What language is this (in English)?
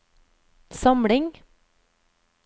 Norwegian